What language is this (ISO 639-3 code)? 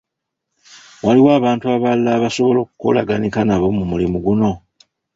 lug